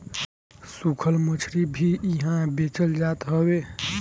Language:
Bhojpuri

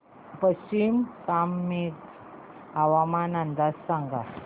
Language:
Marathi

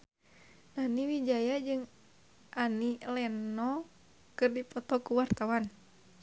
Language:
Sundanese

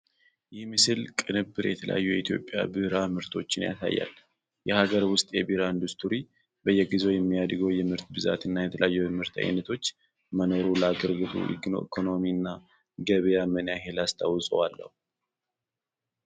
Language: Amharic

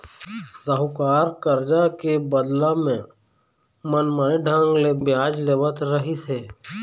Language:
Chhattisgarhi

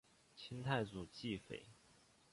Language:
Chinese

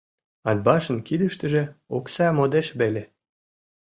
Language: Mari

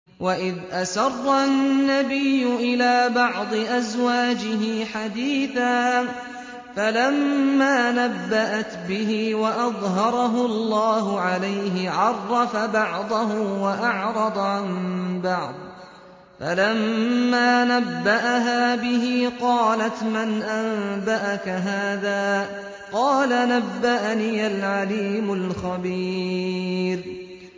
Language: Arabic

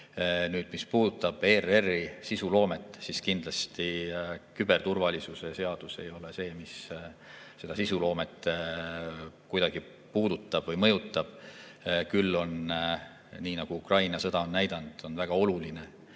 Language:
Estonian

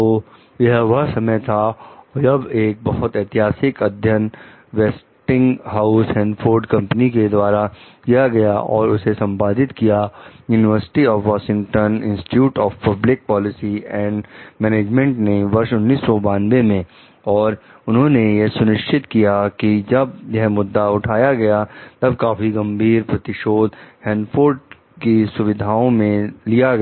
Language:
Hindi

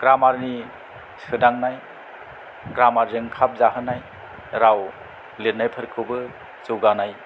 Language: Bodo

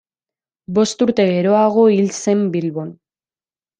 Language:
Basque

